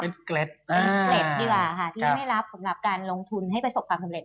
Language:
Thai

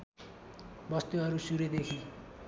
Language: Nepali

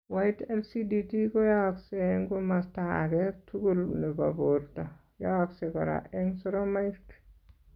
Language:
Kalenjin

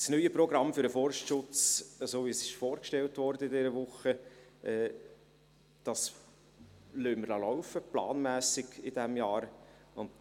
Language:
Swiss German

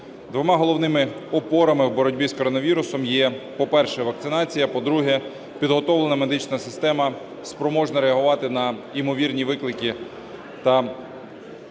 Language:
Ukrainian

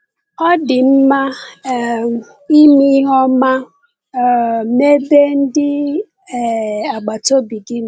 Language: Igbo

